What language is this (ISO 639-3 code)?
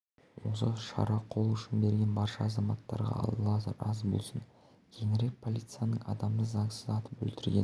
kaz